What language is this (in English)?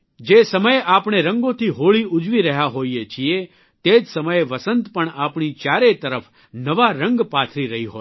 Gujarati